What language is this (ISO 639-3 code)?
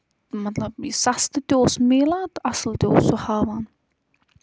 kas